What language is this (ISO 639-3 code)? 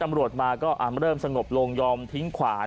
tha